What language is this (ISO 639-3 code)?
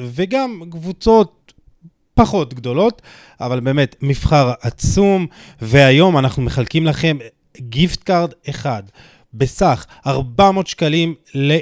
heb